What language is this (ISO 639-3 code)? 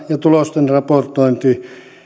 fin